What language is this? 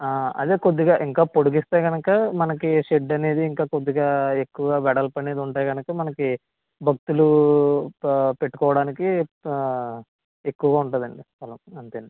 Telugu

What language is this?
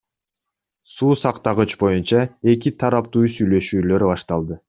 Kyrgyz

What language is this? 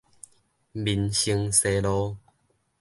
Min Nan Chinese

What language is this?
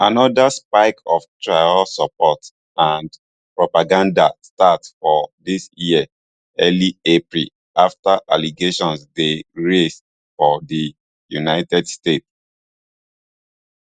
Nigerian Pidgin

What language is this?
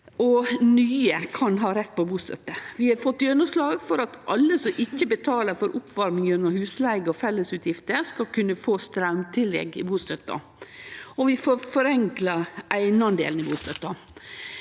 Norwegian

